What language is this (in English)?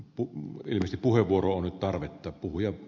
Finnish